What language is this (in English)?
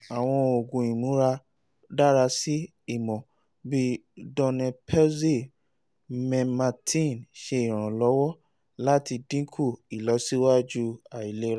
Yoruba